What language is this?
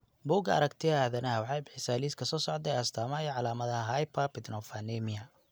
Somali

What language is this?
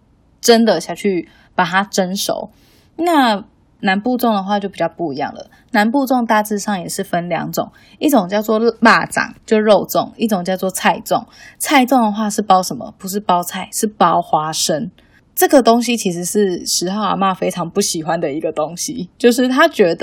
Chinese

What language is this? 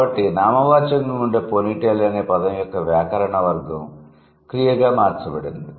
Telugu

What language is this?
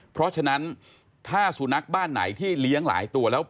Thai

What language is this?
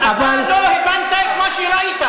Hebrew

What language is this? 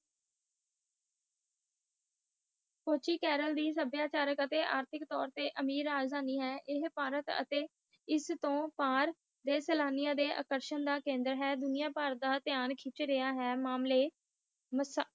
Punjabi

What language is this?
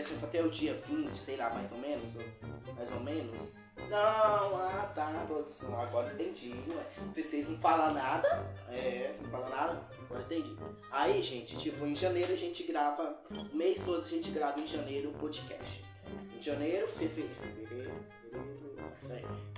Portuguese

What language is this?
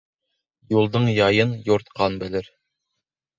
Bashkir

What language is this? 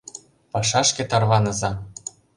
Mari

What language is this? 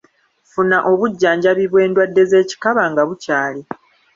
Ganda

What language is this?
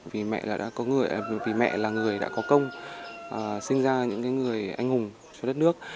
Vietnamese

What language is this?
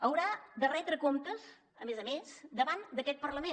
Catalan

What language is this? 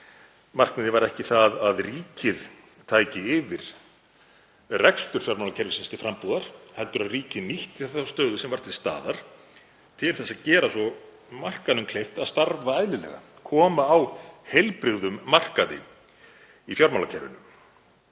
Icelandic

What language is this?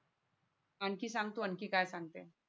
Marathi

